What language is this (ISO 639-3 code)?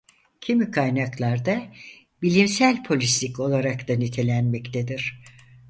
tur